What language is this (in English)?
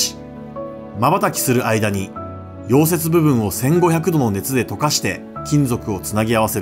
Japanese